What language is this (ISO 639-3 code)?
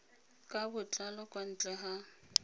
tsn